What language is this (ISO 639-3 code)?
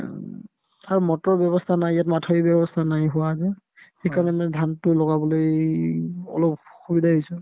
asm